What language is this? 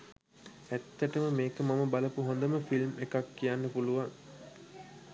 Sinhala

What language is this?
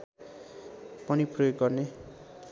Nepali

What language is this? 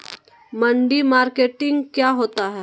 Magahi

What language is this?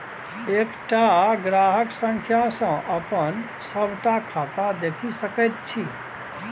Maithili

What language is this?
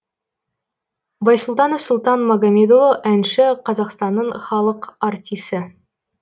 Kazakh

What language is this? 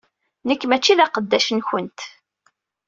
Kabyle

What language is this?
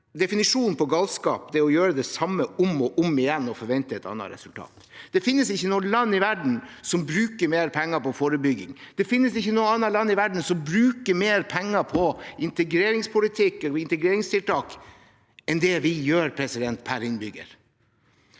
Norwegian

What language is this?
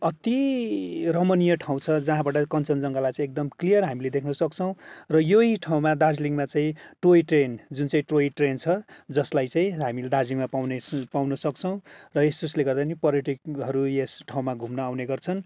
Nepali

